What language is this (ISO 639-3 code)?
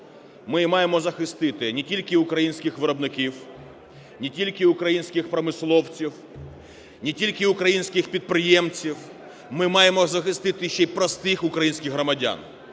ukr